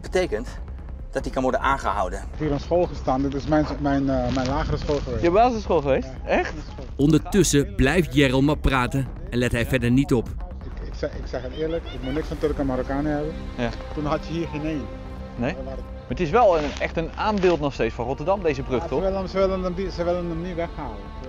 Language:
Dutch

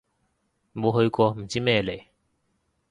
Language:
Cantonese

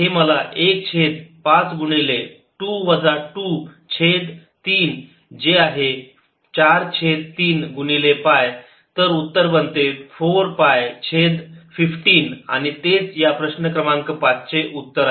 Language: Marathi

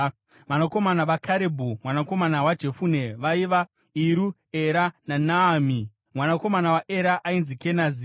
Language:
Shona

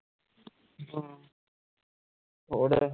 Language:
Punjabi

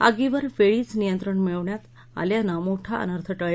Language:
Marathi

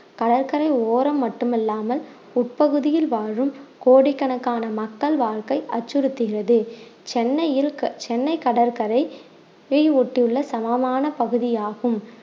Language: Tamil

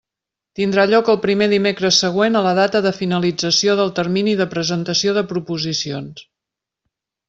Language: Catalan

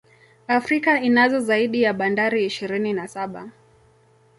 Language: Swahili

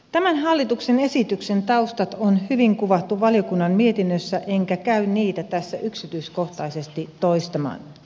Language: Finnish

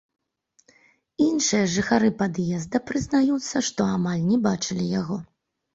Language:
Belarusian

